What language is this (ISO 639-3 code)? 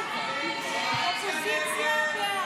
heb